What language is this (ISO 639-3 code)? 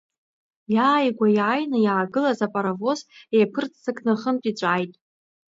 abk